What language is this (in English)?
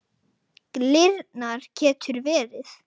Icelandic